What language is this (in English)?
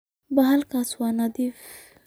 Somali